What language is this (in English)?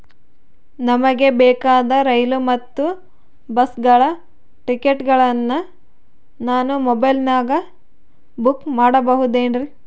Kannada